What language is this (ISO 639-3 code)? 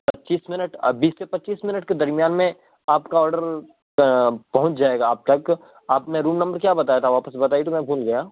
urd